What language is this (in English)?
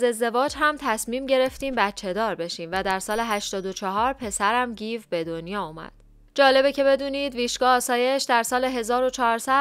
Persian